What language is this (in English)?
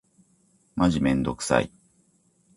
Japanese